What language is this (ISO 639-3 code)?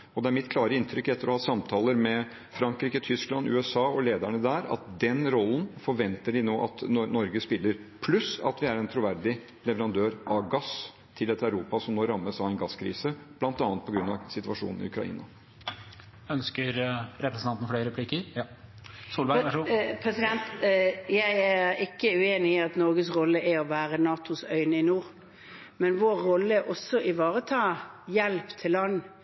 nor